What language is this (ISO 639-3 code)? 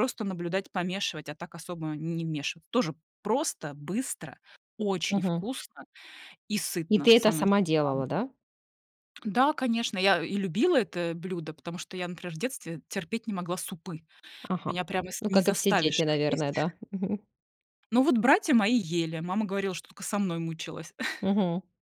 rus